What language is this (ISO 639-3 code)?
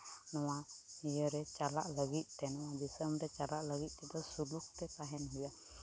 sat